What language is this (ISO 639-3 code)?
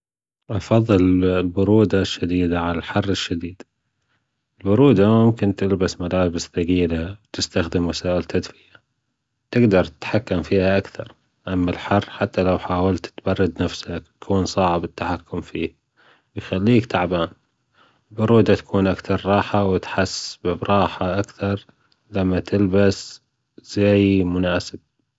afb